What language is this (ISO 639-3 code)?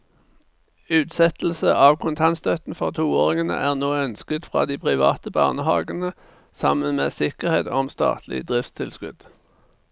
nor